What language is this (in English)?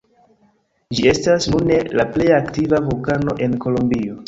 Esperanto